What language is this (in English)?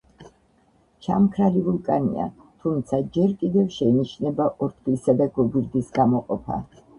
Georgian